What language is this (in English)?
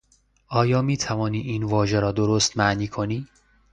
Persian